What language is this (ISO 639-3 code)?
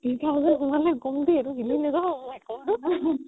asm